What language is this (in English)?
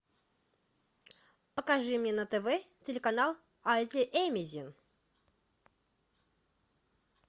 Russian